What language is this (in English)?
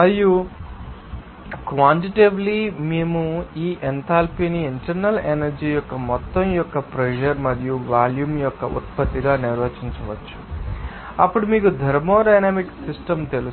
Telugu